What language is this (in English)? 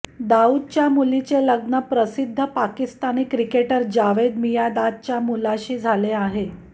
Marathi